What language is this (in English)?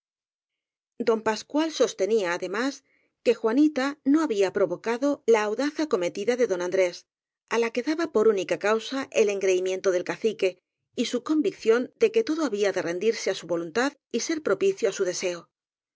Spanish